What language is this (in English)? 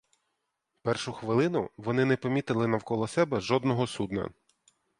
Ukrainian